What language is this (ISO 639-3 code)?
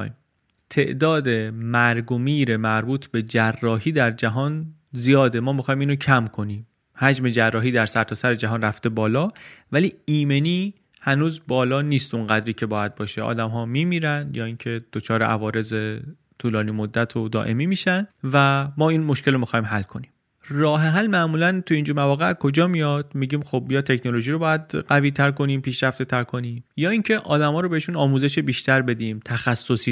fas